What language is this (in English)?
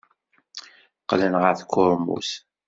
Kabyle